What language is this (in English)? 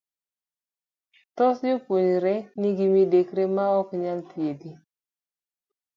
Luo (Kenya and Tanzania)